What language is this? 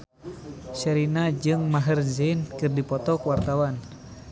Sundanese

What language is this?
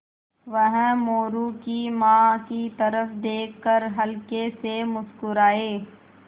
Hindi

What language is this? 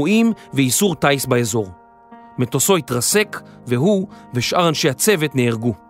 Hebrew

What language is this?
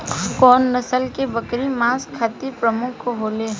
Bhojpuri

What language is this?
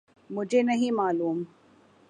Urdu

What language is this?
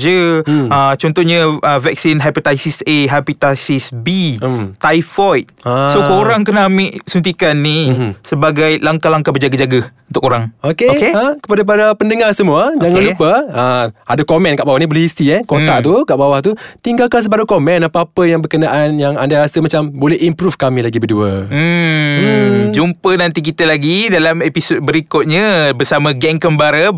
Malay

